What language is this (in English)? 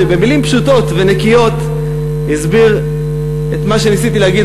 Hebrew